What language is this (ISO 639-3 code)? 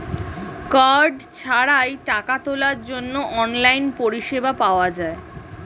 ben